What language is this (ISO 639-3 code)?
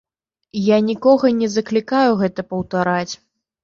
bel